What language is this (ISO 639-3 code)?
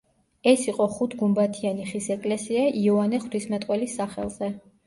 kat